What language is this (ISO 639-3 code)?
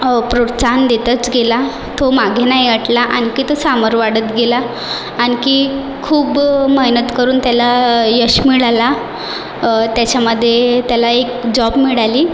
mar